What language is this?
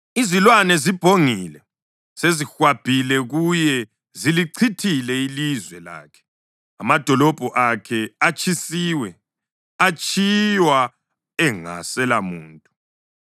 North Ndebele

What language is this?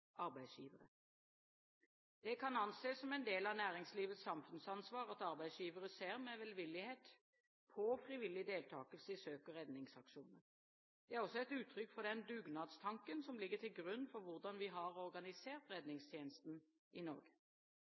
Norwegian Bokmål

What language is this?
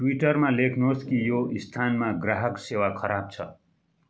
Nepali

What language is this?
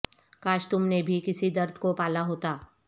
Urdu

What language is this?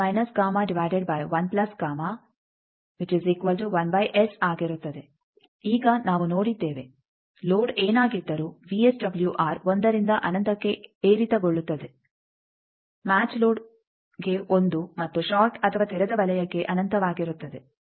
Kannada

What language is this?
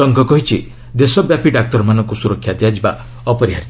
Odia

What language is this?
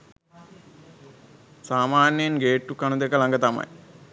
Sinhala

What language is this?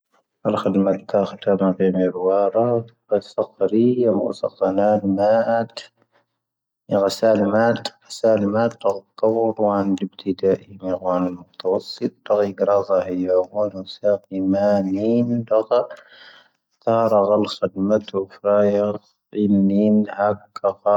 Tahaggart Tamahaq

